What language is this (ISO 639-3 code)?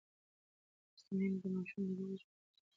pus